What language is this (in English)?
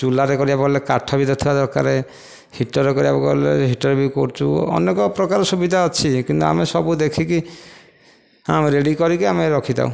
Odia